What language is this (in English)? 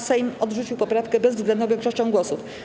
Polish